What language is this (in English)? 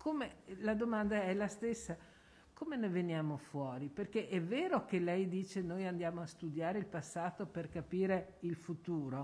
Italian